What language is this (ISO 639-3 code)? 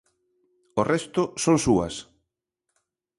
glg